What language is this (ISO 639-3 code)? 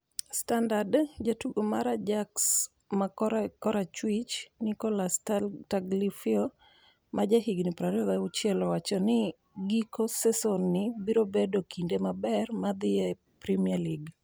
luo